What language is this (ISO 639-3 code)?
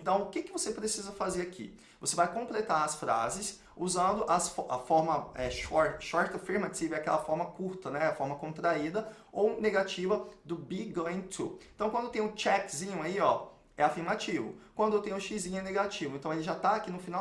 por